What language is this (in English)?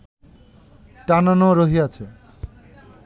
Bangla